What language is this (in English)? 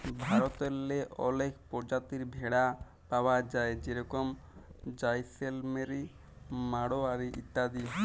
Bangla